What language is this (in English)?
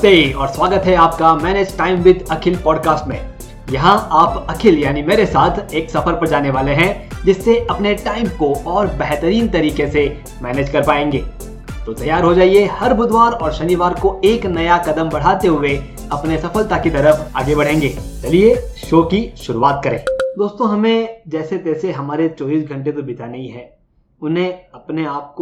Hindi